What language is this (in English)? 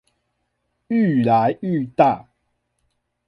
Chinese